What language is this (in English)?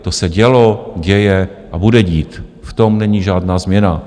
Czech